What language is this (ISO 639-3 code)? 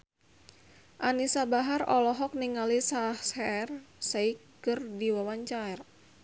sun